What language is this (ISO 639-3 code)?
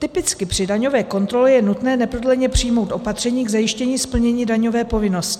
ces